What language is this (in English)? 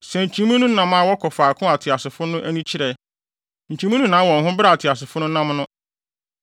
Akan